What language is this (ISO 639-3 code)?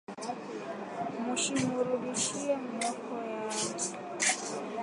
swa